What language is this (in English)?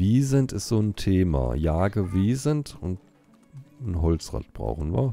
German